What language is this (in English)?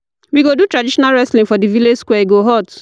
Nigerian Pidgin